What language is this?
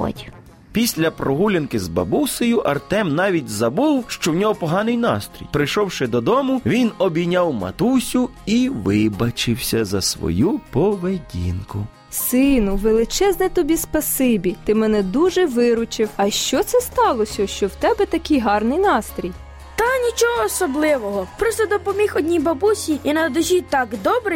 Ukrainian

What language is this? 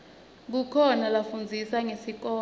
Swati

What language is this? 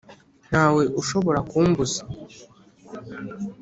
Kinyarwanda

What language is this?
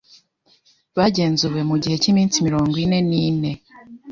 Kinyarwanda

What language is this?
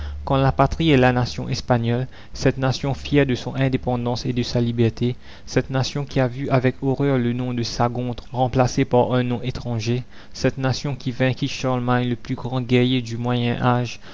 French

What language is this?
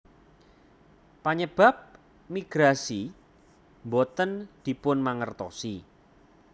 Javanese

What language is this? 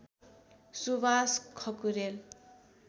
Nepali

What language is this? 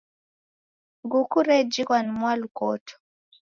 Taita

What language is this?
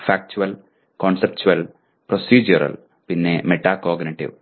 Malayalam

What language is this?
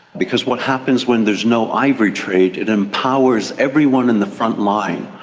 English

